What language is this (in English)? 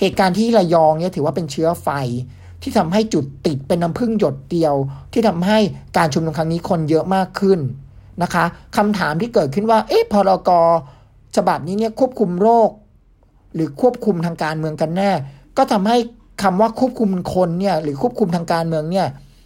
Thai